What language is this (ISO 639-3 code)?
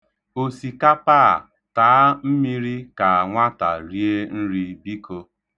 ibo